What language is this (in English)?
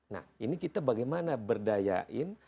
Indonesian